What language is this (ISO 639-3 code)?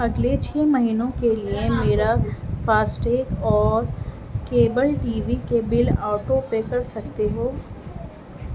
urd